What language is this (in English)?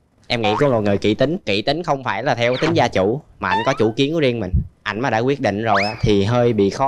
Vietnamese